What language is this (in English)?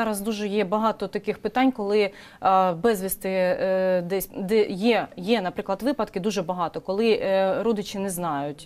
Ukrainian